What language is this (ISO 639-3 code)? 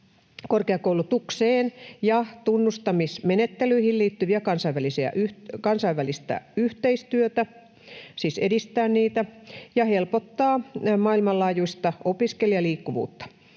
fin